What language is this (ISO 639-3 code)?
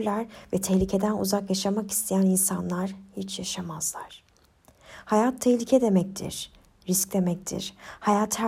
tur